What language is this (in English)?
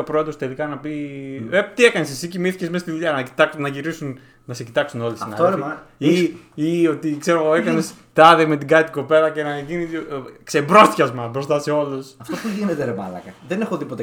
Greek